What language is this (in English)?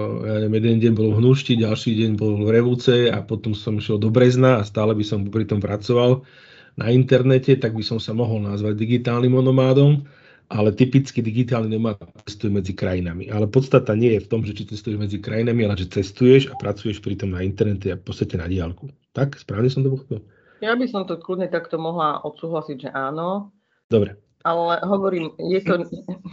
Slovak